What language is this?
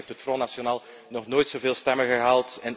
Dutch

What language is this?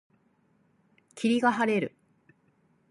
Japanese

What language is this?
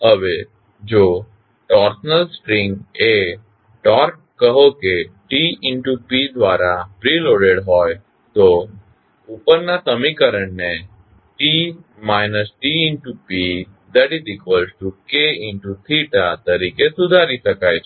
Gujarati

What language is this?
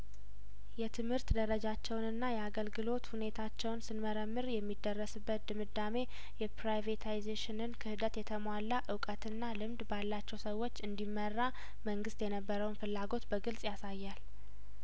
Amharic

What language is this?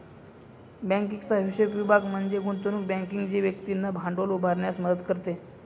Marathi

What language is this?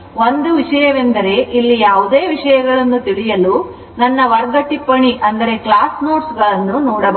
Kannada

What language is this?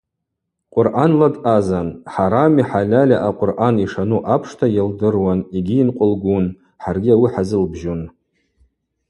Abaza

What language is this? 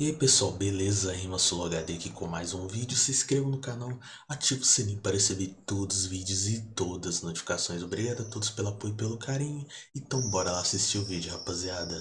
Portuguese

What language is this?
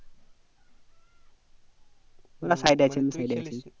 Bangla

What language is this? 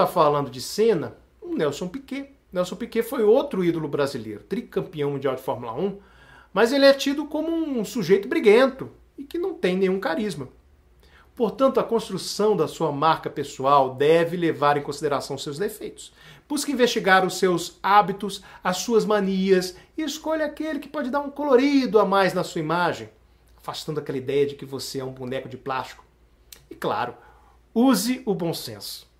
Portuguese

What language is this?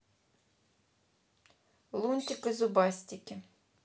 Russian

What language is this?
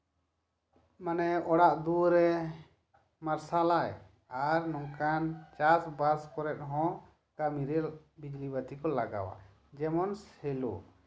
Santali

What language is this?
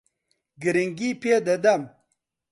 Central Kurdish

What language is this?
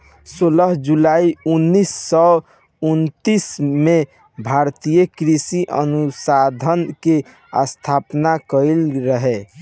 Bhojpuri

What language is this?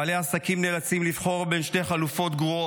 Hebrew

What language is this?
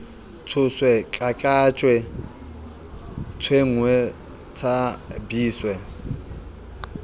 Southern Sotho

